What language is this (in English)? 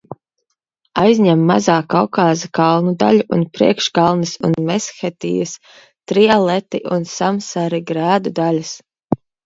Latvian